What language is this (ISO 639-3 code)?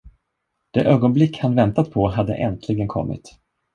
swe